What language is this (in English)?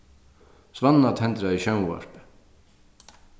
Faroese